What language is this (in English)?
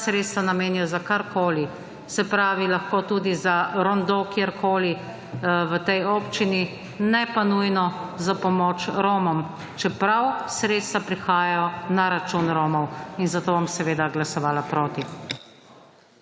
Slovenian